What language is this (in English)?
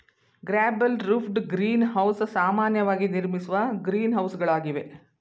Kannada